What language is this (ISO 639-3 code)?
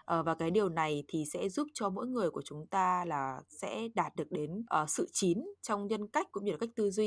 vie